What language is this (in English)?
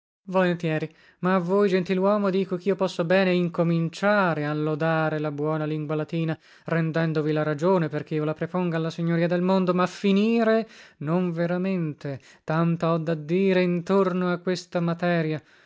Italian